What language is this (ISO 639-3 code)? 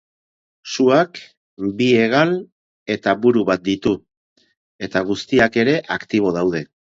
eus